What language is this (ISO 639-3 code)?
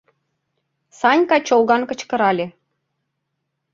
chm